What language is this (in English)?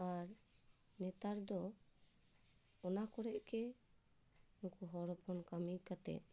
Santali